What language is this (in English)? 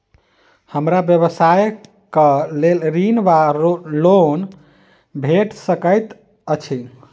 Maithili